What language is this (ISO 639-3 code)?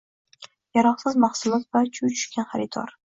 uzb